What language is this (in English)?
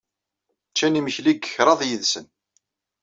Kabyle